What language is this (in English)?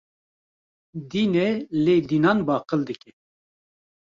Kurdish